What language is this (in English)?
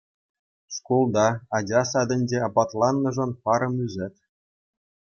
Chuvash